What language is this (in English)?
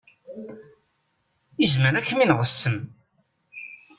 Kabyle